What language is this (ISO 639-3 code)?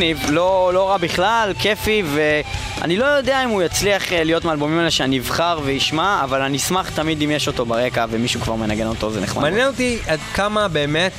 heb